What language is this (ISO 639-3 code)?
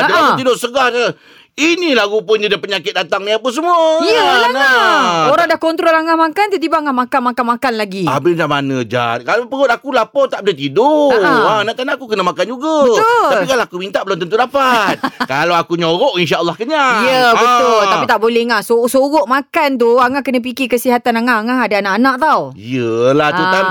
msa